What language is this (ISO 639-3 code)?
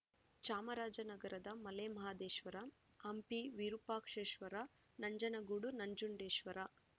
kan